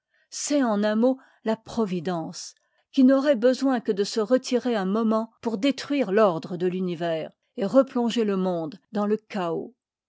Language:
French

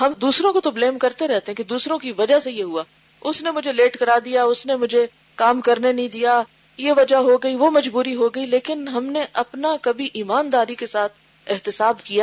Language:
Urdu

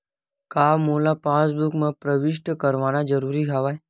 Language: Chhattisgarhi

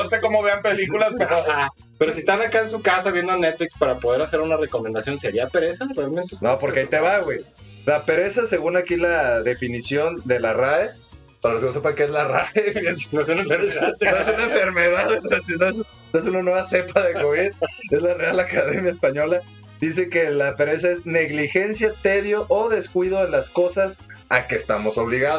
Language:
Spanish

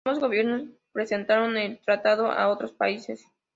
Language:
Spanish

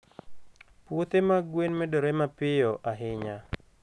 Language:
Luo (Kenya and Tanzania)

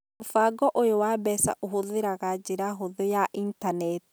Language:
Kikuyu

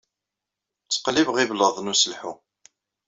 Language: Kabyle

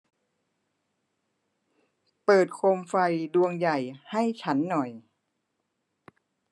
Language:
Thai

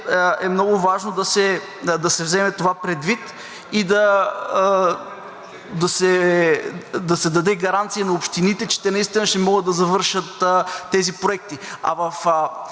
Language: Bulgarian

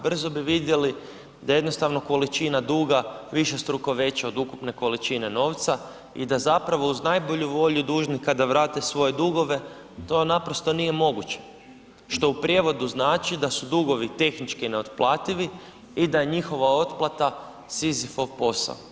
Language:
Croatian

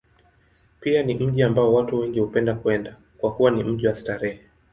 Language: Swahili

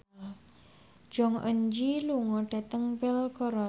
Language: Javanese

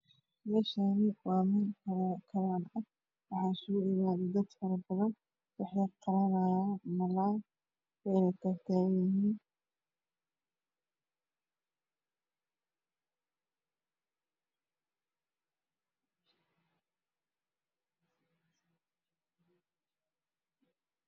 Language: Somali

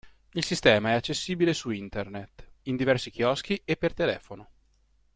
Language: Italian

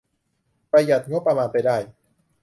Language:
Thai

